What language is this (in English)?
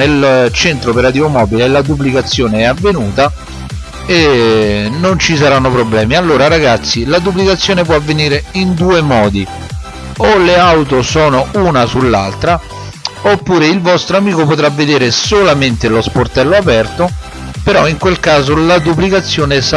Italian